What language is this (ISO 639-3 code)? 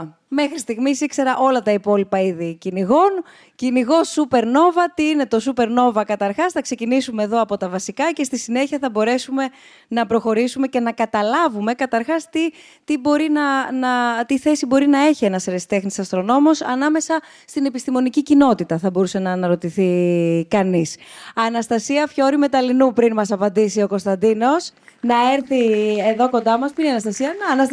ell